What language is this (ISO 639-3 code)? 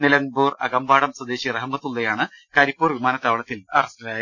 mal